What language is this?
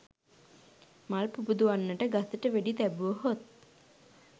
Sinhala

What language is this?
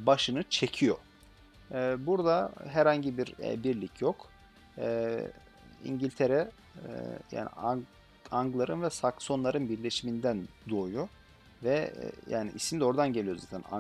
Turkish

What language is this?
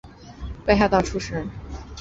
Chinese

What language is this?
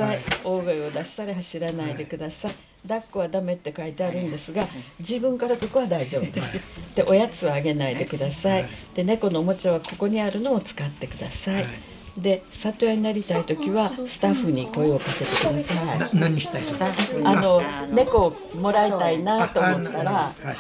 Japanese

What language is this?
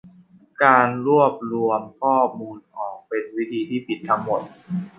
Thai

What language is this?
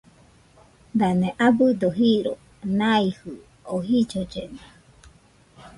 Nüpode Huitoto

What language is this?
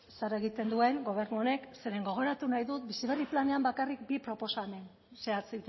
Basque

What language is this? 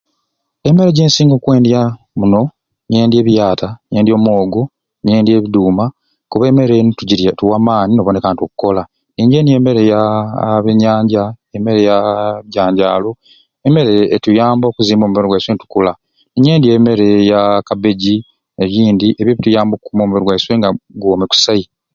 Ruuli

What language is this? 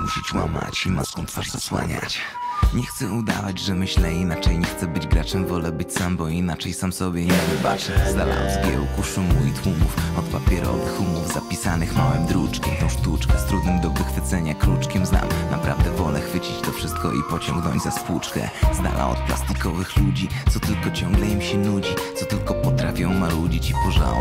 Polish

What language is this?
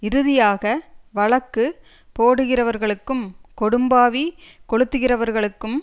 Tamil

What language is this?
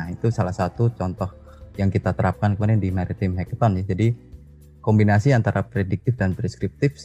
Indonesian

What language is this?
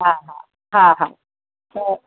Sindhi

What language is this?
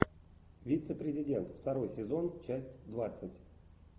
Russian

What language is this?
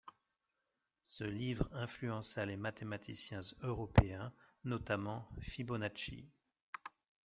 French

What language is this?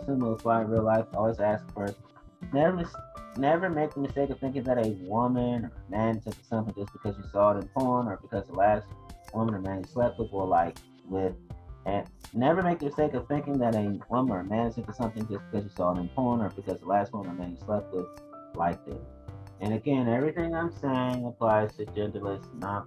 English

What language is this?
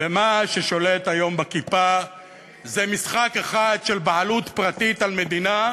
Hebrew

